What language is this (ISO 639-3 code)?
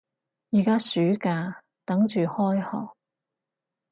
yue